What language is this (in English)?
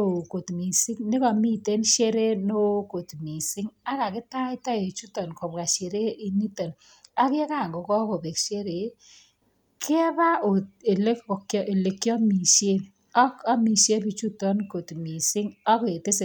Kalenjin